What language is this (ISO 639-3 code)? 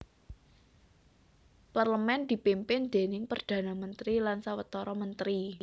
jav